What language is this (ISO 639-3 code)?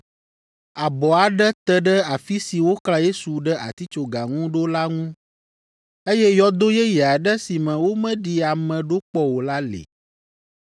ewe